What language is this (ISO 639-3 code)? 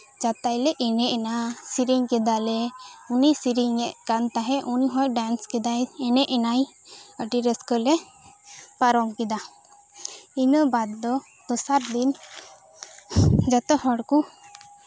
sat